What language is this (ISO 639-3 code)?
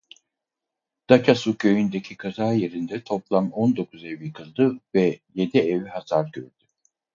tur